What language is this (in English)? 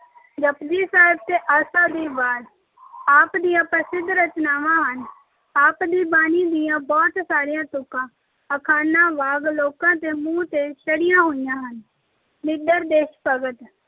Punjabi